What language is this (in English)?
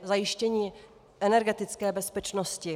Czech